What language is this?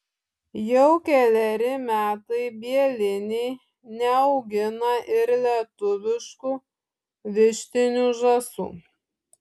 Lithuanian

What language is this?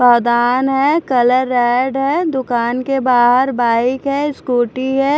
Hindi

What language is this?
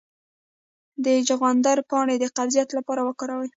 Pashto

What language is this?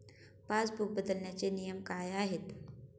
Marathi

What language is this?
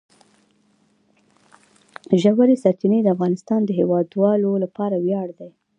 Pashto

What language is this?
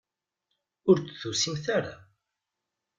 Kabyle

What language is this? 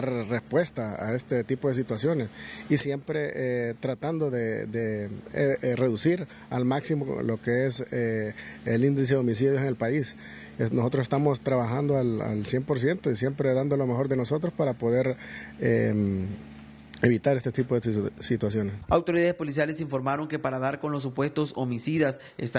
Spanish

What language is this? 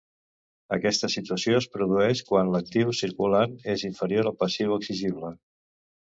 Catalan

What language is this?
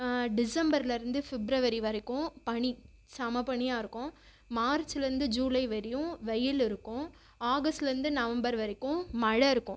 Tamil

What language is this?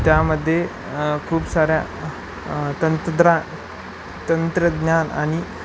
Marathi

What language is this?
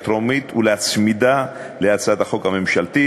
Hebrew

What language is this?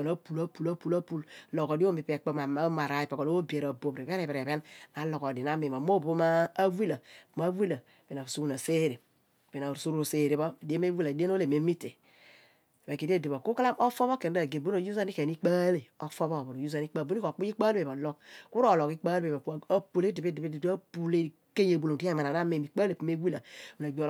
Abua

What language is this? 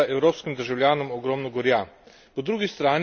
Slovenian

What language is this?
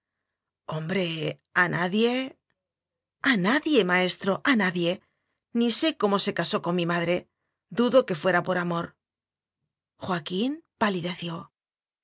Spanish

